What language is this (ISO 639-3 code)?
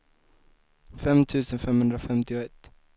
swe